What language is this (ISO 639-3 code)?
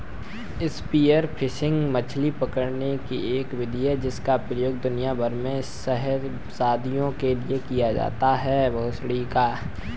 hin